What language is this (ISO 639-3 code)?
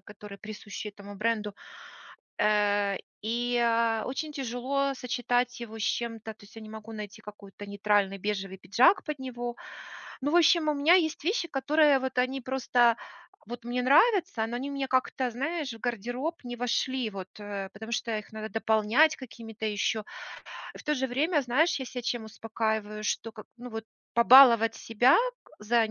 rus